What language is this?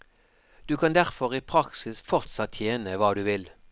Norwegian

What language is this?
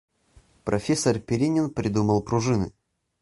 Russian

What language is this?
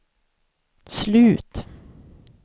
Swedish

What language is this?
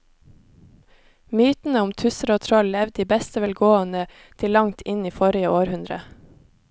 Norwegian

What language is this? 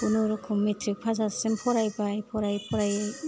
Bodo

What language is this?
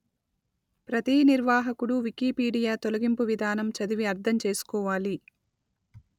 Telugu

